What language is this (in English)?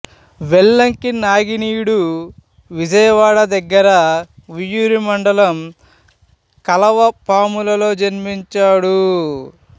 Telugu